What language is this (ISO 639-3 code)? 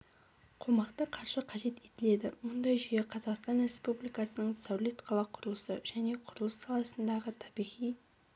kaz